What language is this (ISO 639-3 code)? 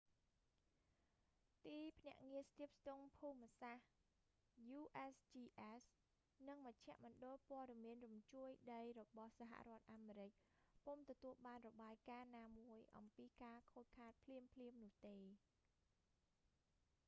khm